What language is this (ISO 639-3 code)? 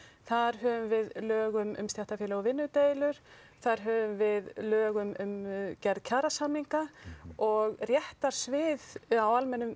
isl